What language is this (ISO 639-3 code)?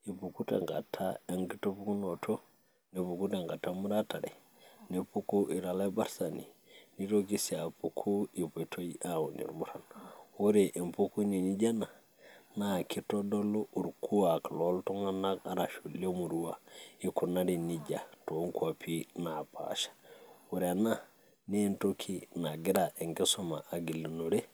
mas